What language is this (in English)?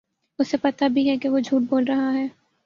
Urdu